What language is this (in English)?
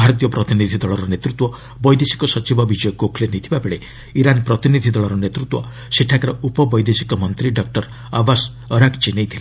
Odia